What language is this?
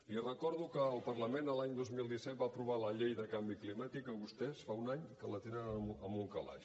Catalan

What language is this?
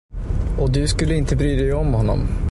Swedish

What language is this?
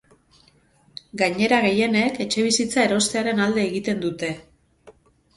Basque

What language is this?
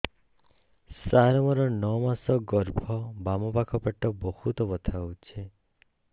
Odia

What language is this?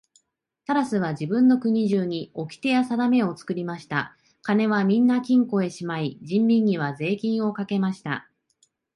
Japanese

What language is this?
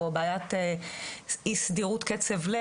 Hebrew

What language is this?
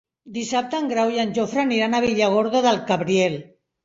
Catalan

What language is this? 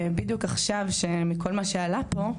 Hebrew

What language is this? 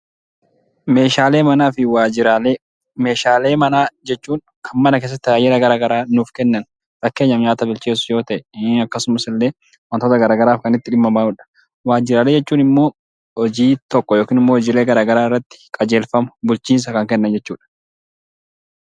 Oromo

